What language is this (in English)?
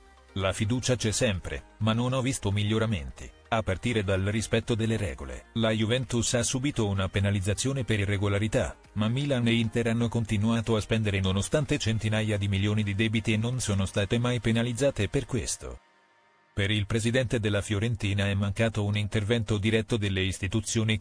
Italian